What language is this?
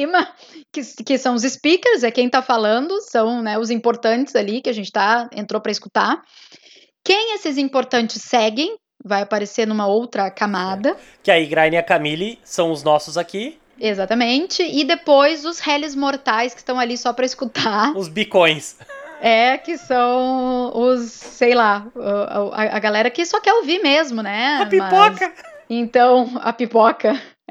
Portuguese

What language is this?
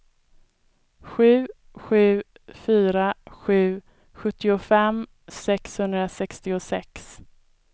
Swedish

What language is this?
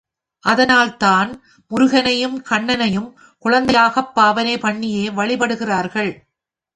Tamil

